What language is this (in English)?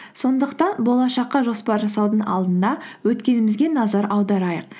Kazakh